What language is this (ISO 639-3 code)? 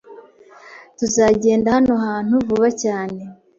kin